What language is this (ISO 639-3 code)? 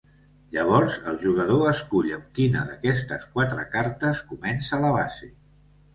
cat